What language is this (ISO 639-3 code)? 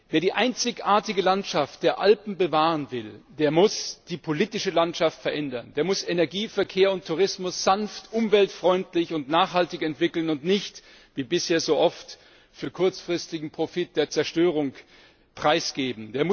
deu